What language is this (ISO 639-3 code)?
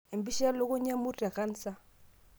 mas